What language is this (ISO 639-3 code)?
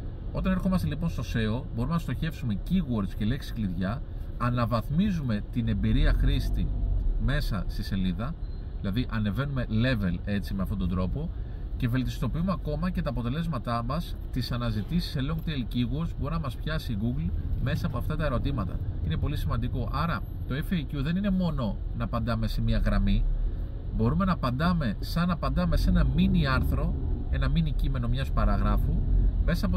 ell